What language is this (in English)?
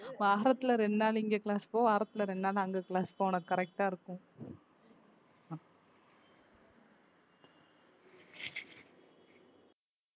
Tamil